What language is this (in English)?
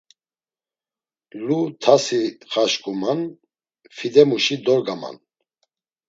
Laz